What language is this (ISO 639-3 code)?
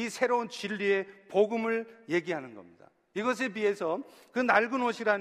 kor